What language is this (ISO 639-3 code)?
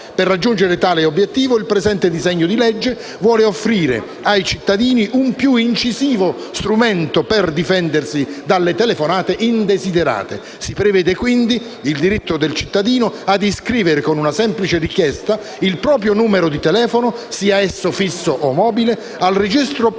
ita